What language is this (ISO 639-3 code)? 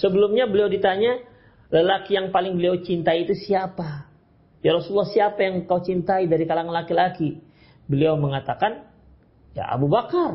ind